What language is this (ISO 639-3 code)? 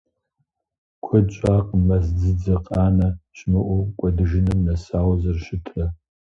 kbd